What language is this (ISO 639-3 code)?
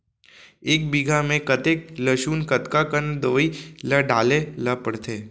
hne